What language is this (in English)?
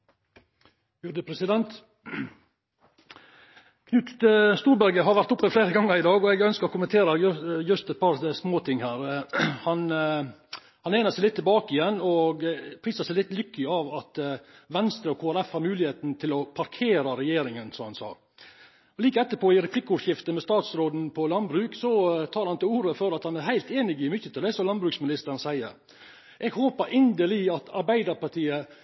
Norwegian